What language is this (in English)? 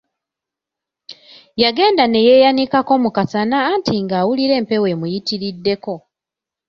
Ganda